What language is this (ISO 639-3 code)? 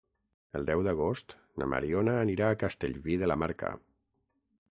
cat